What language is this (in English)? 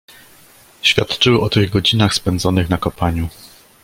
Polish